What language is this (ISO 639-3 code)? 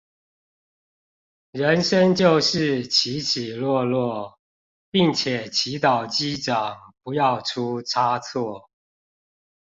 zho